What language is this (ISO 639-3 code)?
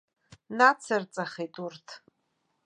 abk